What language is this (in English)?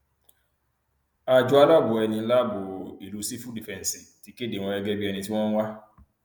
Yoruba